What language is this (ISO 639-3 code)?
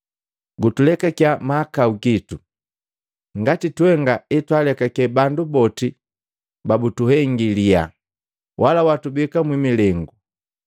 mgv